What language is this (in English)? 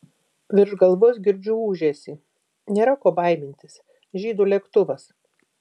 Lithuanian